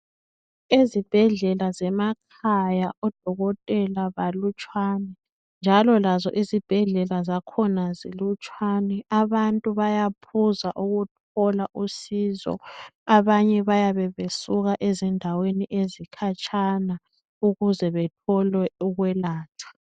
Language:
North Ndebele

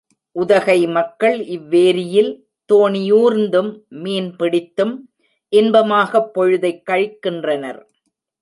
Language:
Tamil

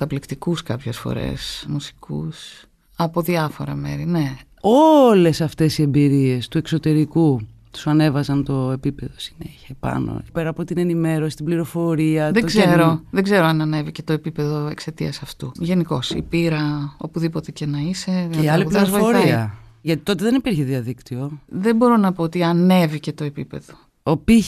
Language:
Greek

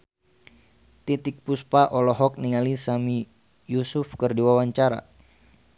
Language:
Sundanese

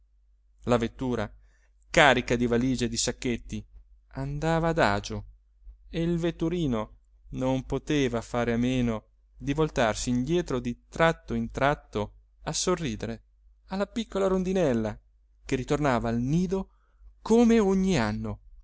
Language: Italian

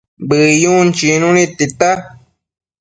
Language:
Matsés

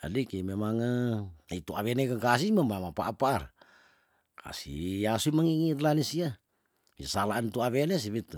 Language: Tondano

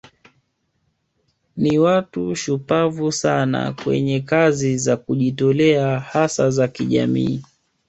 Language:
Swahili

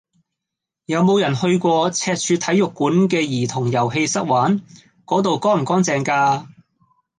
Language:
Cantonese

